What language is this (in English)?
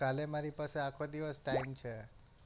Gujarati